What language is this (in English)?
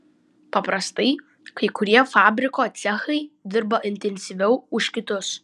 Lithuanian